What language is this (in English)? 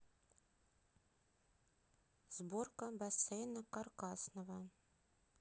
Russian